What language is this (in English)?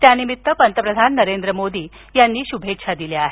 Marathi